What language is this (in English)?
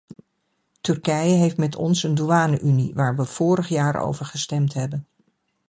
Dutch